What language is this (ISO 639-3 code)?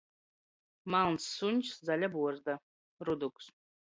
ltg